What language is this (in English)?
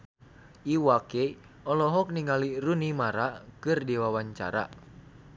Sundanese